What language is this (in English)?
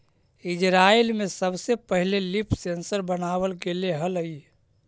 Magahi